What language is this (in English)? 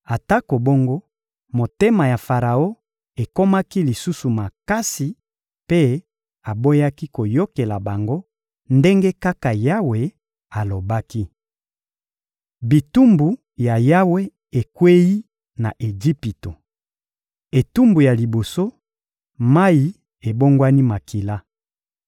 Lingala